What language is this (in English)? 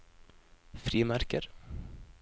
Norwegian